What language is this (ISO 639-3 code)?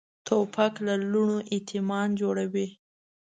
pus